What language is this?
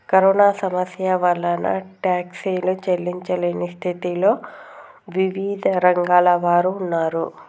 Telugu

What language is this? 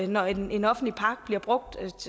Danish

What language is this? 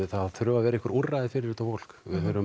Icelandic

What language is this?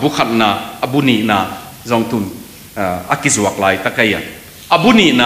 Thai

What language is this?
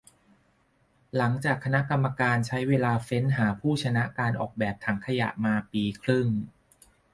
Thai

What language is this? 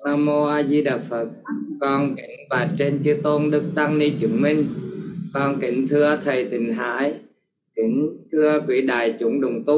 Vietnamese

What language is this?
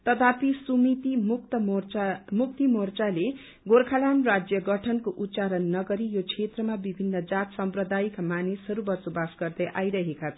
Nepali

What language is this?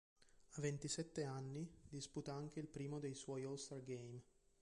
Italian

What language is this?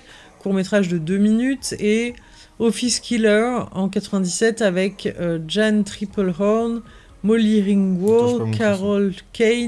French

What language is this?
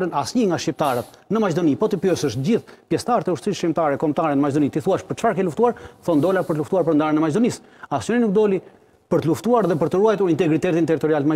Romanian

